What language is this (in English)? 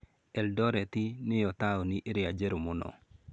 Kikuyu